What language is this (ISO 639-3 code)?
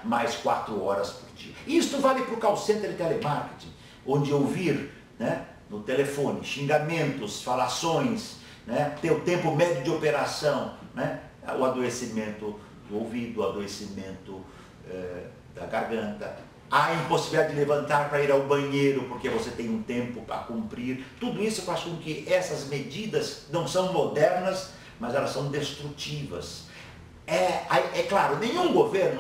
por